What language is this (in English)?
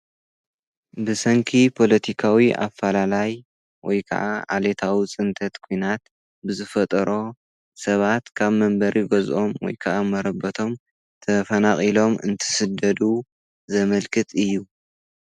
Tigrinya